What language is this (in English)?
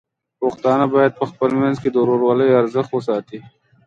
Pashto